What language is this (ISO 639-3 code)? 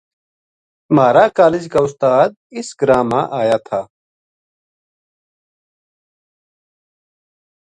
gju